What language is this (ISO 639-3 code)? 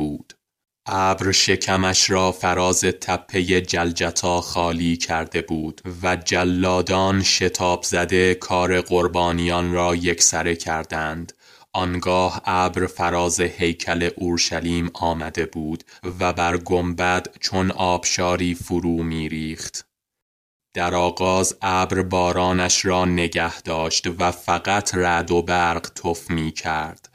fas